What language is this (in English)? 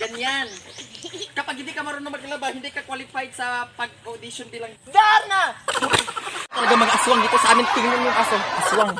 Filipino